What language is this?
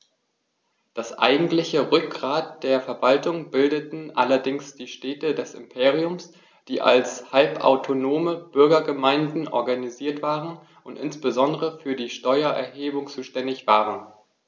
German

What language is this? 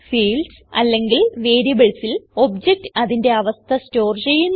Malayalam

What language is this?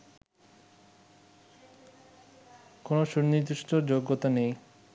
Bangla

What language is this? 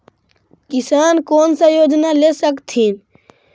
Magahi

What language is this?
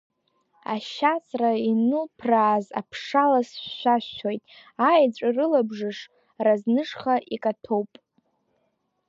Abkhazian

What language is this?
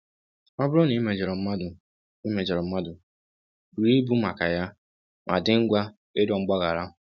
Igbo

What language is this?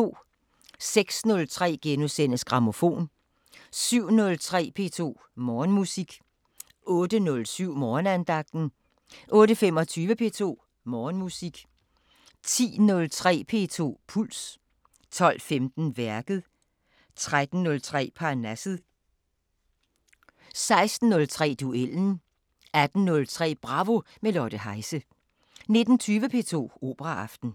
Danish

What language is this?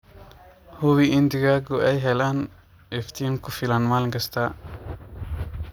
Somali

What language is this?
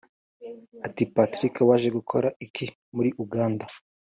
Kinyarwanda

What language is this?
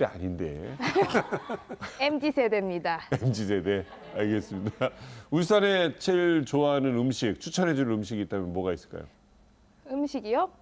Korean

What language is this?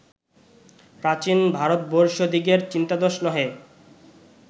Bangla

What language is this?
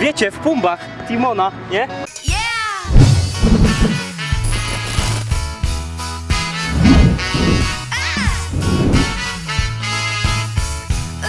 Polish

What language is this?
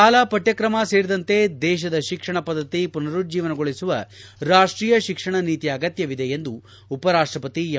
Kannada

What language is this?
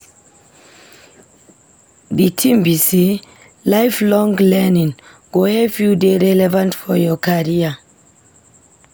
Nigerian Pidgin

